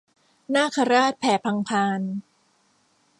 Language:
Thai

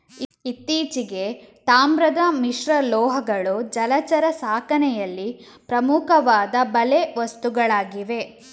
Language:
Kannada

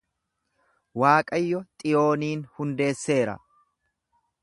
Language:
Oromo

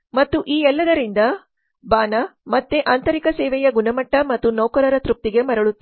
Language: Kannada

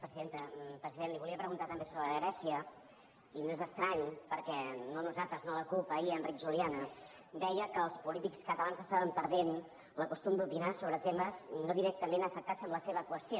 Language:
Catalan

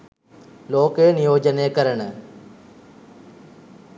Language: Sinhala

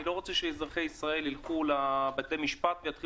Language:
Hebrew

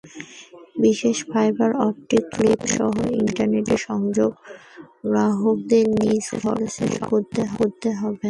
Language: Bangla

